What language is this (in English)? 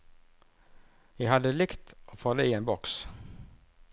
Norwegian